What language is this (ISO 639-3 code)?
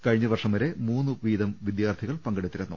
mal